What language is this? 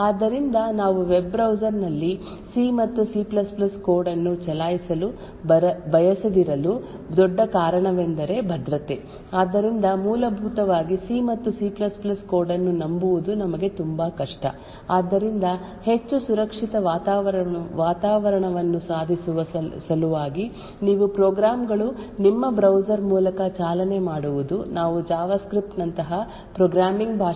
Kannada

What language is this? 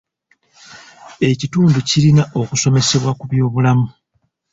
Ganda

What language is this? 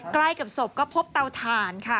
Thai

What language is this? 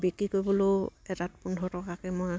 Assamese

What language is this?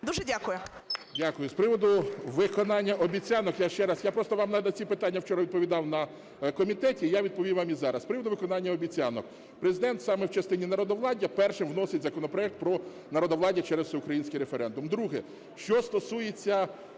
Ukrainian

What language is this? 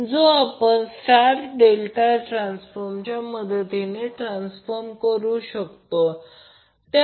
Marathi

